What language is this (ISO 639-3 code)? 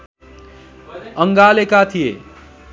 nep